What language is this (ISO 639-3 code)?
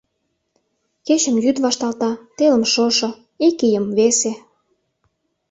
chm